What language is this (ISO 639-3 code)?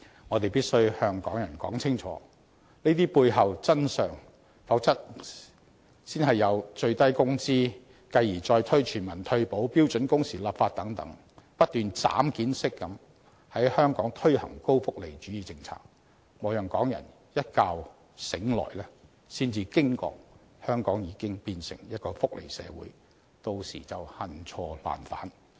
yue